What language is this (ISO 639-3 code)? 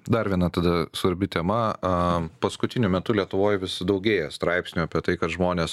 lit